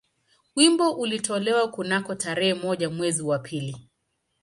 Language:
Swahili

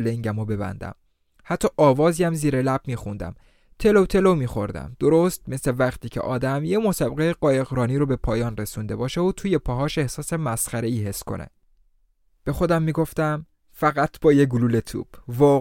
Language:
Persian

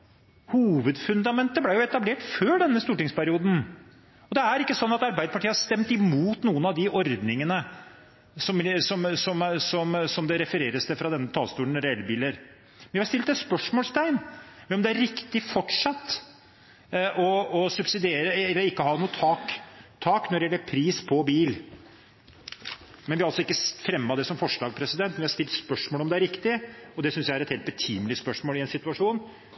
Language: Norwegian Bokmål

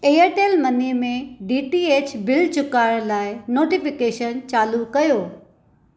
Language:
Sindhi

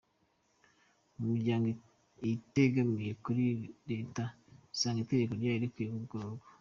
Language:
Kinyarwanda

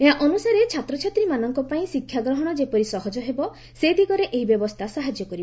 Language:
Odia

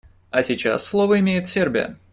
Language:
Russian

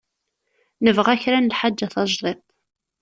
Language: Kabyle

